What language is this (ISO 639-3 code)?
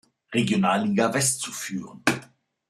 deu